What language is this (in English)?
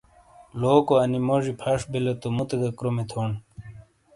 Shina